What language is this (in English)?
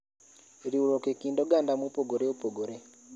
Luo (Kenya and Tanzania)